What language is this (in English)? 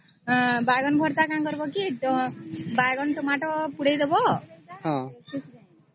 Odia